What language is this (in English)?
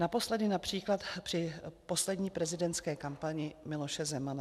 Czech